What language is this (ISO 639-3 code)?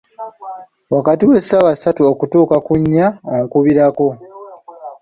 lug